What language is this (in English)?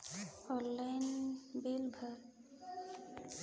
Chhattisgarhi